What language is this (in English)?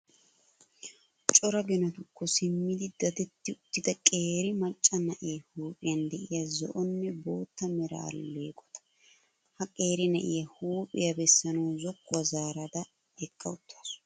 Wolaytta